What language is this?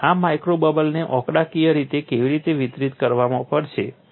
Gujarati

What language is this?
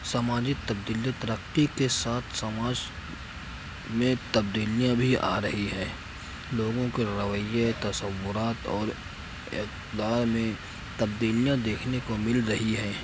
Urdu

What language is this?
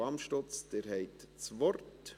Swiss German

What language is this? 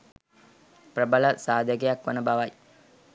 Sinhala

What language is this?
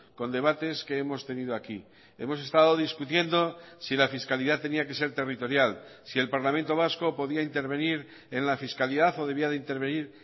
Spanish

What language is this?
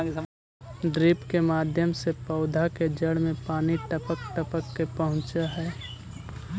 Magahi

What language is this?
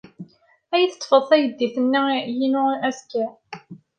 Kabyle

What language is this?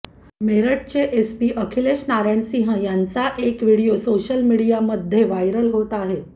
Marathi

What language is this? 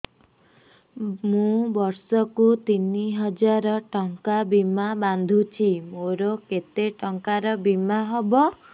Odia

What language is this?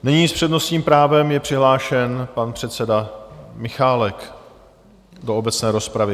Czech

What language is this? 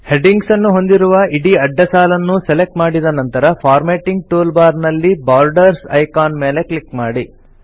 Kannada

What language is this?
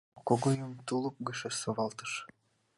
Mari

